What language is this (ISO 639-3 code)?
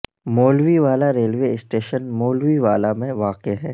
urd